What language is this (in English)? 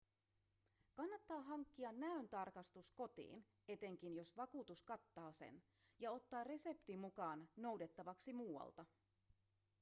Finnish